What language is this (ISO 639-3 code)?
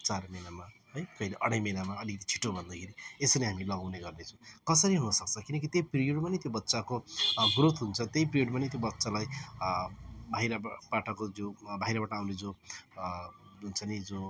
nep